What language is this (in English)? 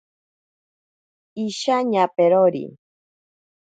Ashéninka Perené